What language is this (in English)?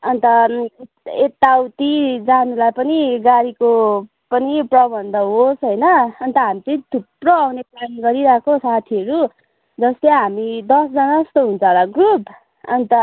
Nepali